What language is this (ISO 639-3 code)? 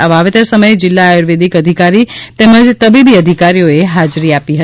guj